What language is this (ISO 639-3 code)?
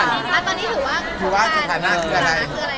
tha